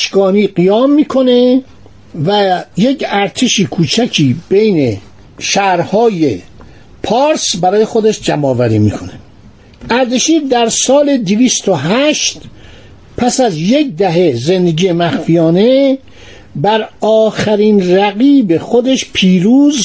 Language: Persian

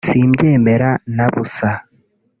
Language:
Kinyarwanda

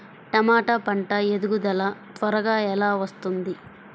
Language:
Telugu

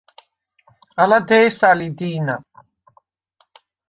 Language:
Svan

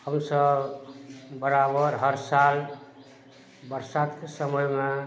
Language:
Maithili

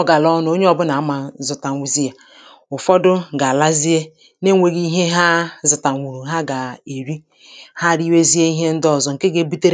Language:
Igbo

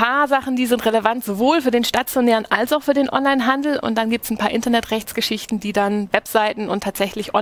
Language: German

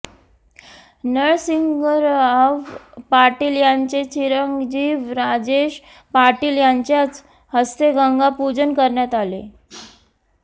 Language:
Marathi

